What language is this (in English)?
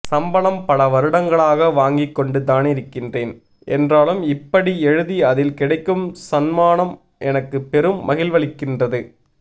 Tamil